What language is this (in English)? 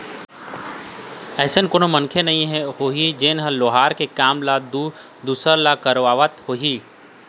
Chhattisgarhi